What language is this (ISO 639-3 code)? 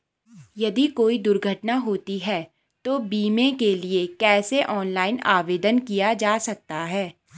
hin